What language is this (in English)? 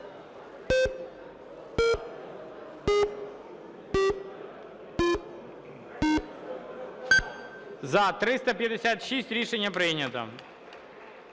Ukrainian